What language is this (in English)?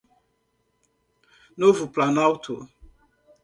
Portuguese